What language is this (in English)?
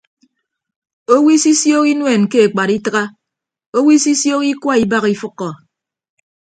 Ibibio